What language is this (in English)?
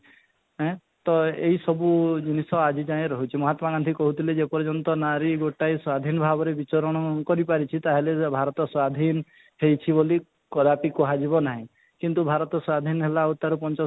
Odia